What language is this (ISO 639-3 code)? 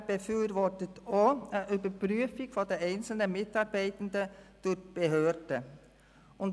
gsw